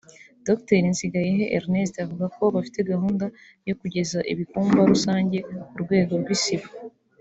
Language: Kinyarwanda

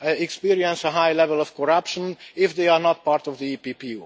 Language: English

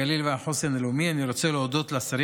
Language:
Hebrew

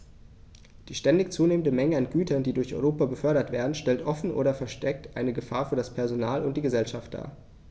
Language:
German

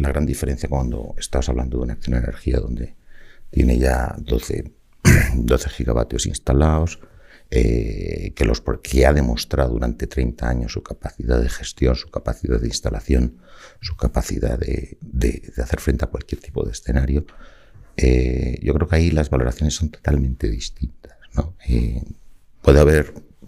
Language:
Spanish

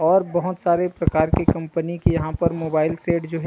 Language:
Chhattisgarhi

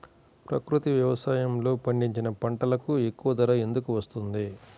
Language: Telugu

